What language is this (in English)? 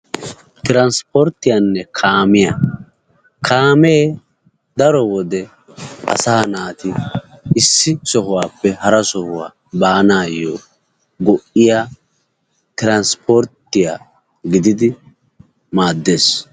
Wolaytta